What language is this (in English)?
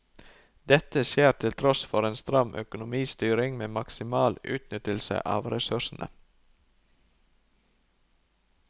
Norwegian